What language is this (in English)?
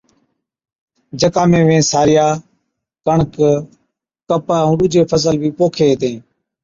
Od